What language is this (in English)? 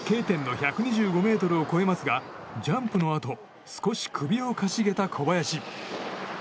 Japanese